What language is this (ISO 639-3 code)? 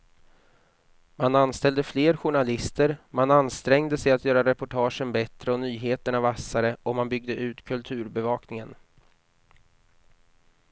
swe